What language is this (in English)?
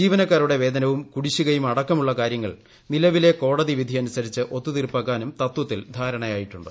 Malayalam